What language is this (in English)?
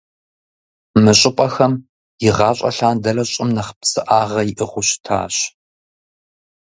Kabardian